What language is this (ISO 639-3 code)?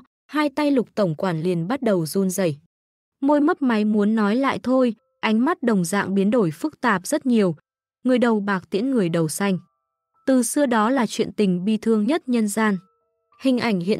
vie